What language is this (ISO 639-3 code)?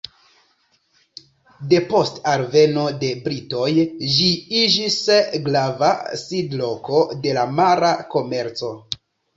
epo